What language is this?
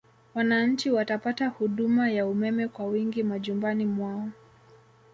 Swahili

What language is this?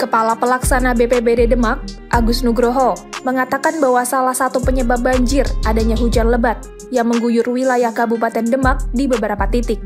Indonesian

